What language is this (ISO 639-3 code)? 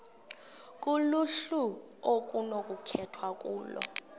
xho